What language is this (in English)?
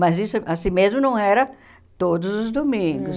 Portuguese